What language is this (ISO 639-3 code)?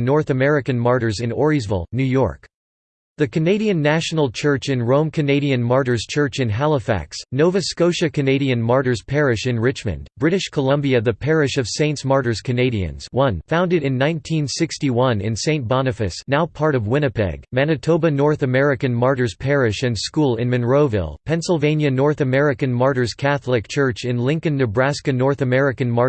eng